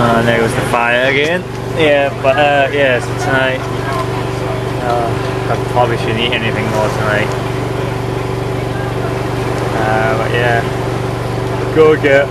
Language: English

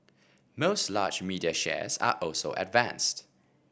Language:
English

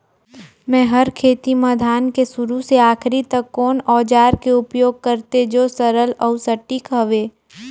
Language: Chhattisgarhi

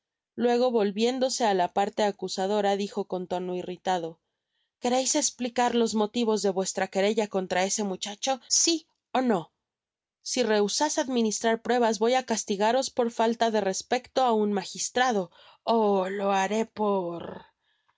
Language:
Spanish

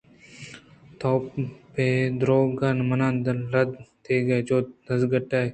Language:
Eastern Balochi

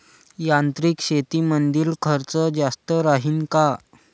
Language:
Marathi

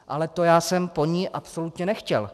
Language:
Czech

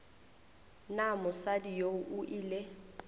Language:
Northern Sotho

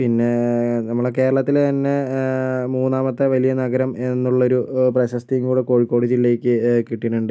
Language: Malayalam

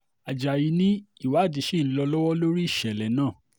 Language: Yoruba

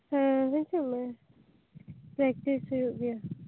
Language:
Santali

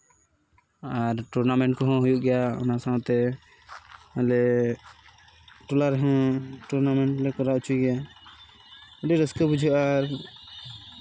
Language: Santali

